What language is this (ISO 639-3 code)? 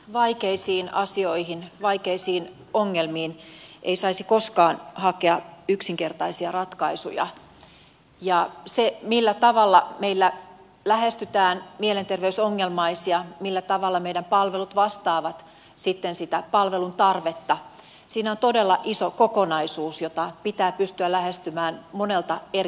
fin